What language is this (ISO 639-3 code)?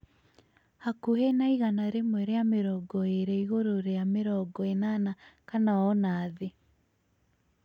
kik